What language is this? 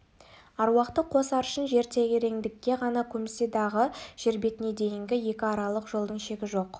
Kazakh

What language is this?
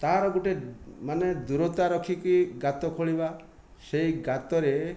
Odia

